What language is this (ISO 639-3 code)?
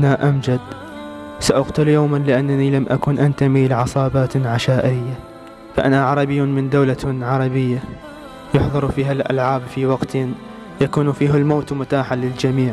ara